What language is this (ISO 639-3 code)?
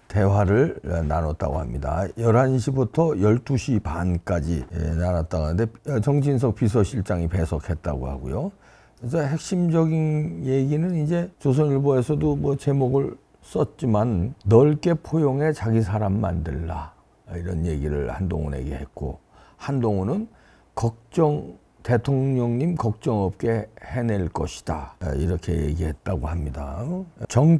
kor